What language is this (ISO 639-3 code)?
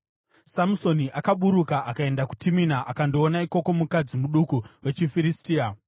sna